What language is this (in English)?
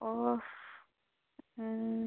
Kashmiri